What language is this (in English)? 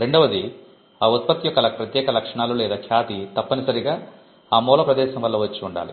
Telugu